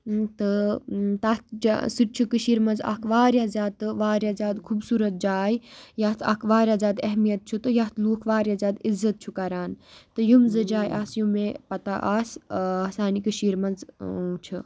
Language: Kashmiri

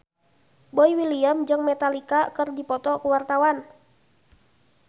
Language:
Sundanese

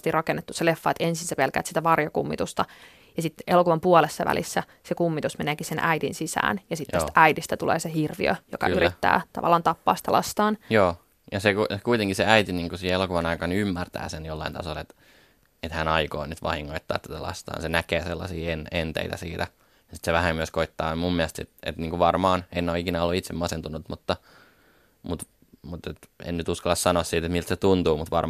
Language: Finnish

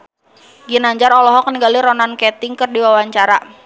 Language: Sundanese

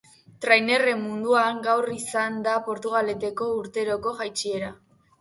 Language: Basque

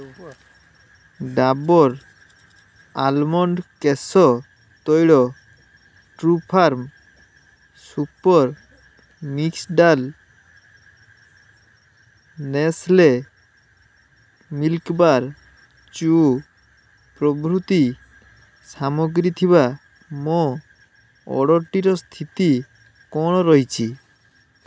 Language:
Odia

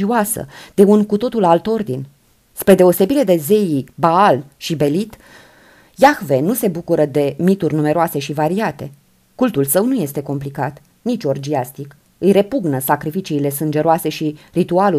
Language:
Romanian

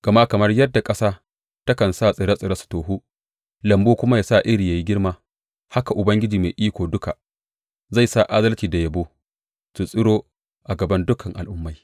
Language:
Hausa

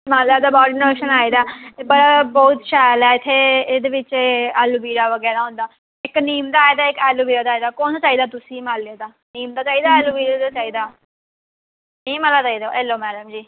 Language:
Dogri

